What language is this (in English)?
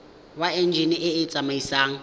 Tswana